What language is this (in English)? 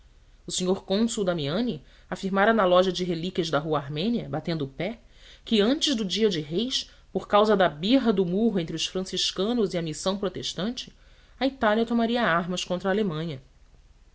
Portuguese